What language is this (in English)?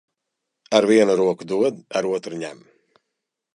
Latvian